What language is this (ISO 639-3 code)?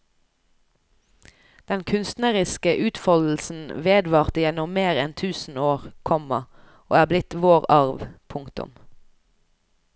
nor